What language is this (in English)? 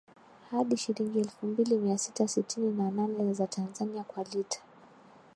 Swahili